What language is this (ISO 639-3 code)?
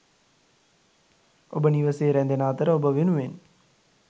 sin